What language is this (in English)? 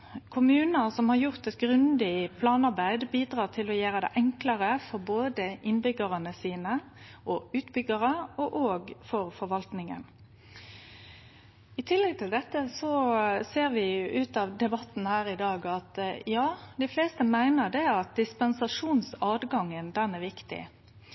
Norwegian Nynorsk